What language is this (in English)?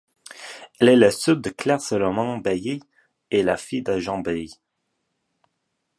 French